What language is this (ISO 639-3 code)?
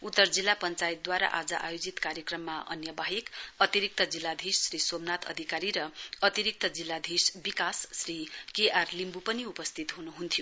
nep